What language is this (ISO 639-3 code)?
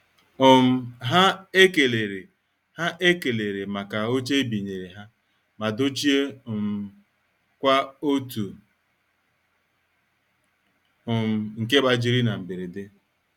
ibo